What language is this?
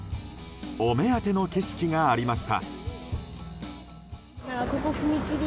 Japanese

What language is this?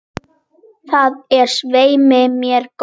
Icelandic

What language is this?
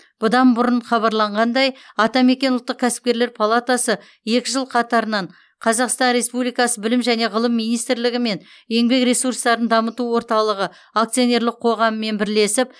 Kazakh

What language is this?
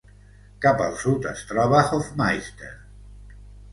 Catalan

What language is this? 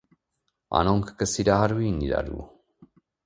Armenian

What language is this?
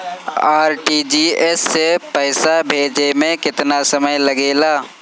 Bhojpuri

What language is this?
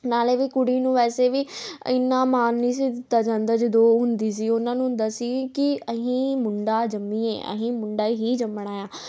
Punjabi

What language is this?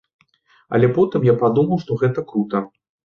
Belarusian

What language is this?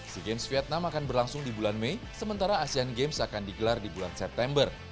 Indonesian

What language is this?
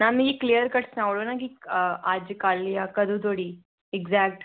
Dogri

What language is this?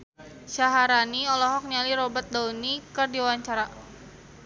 Sundanese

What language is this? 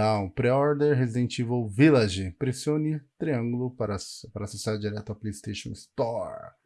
Portuguese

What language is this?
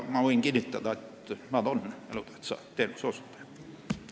Estonian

